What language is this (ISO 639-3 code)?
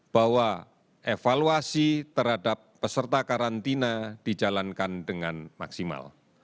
ind